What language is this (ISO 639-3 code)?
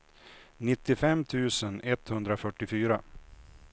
swe